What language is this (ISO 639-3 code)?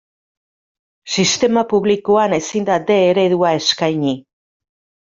eus